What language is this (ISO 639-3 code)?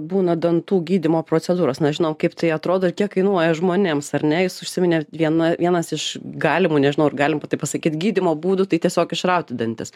lit